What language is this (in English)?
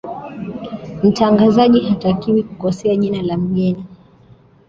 Swahili